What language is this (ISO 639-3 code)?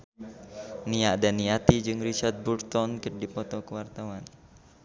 sun